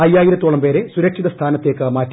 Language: Malayalam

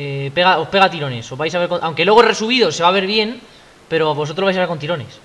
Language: Spanish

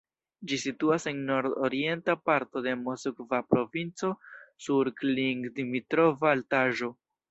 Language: Esperanto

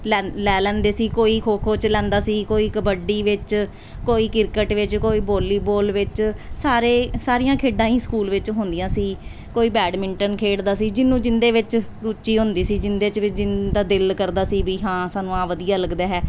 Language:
Punjabi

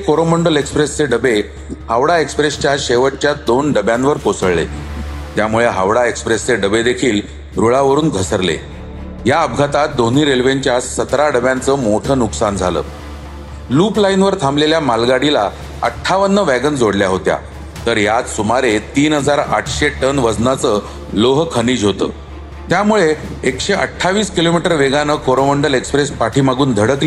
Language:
Marathi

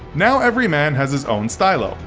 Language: English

